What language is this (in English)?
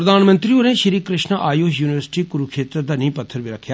Dogri